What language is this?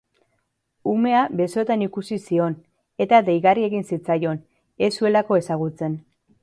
Basque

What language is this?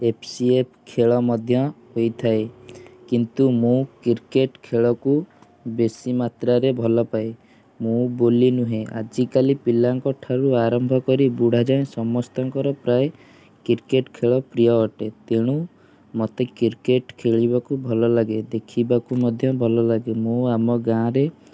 Odia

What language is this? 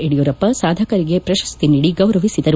Kannada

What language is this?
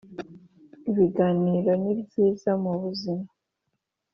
Kinyarwanda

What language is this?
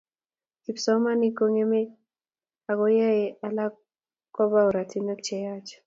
Kalenjin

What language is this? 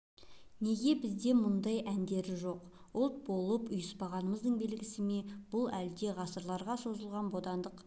Kazakh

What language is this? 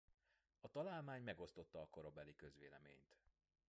Hungarian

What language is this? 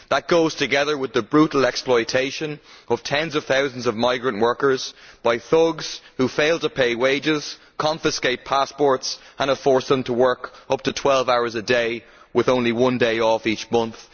English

